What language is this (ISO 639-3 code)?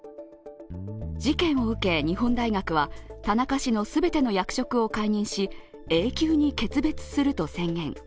jpn